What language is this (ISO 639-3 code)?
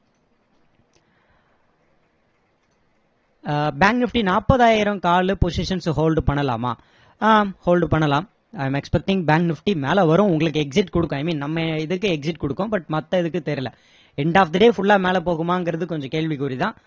tam